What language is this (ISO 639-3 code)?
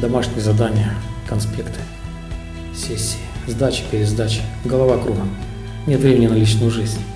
rus